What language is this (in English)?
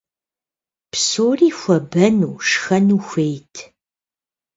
Kabardian